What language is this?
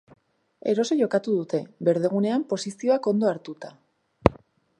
Basque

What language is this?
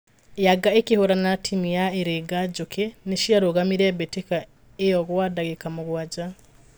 Kikuyu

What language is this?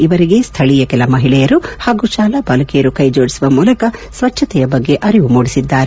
Kannada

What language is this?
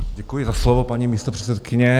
Czech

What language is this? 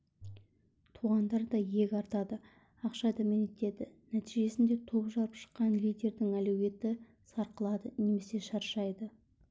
Kazakh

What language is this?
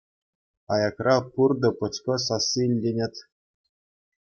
Chuvash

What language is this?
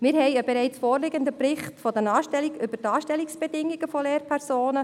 Swiss German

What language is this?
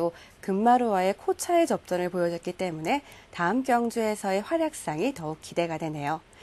Korean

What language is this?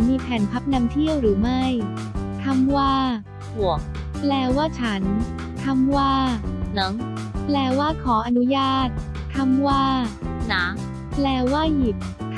Thai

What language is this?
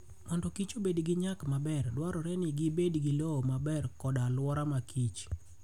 Luo (Kenya and Tanzania)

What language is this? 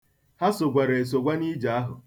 Igbo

